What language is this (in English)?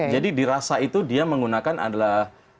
Indonesian